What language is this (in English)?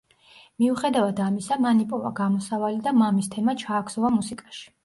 Georgian